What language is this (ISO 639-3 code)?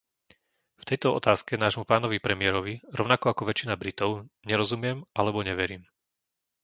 slk